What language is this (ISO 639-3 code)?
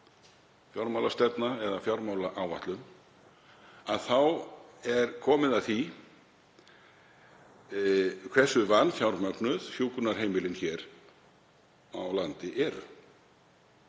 isl